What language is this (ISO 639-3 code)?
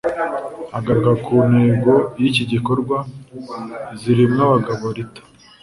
kin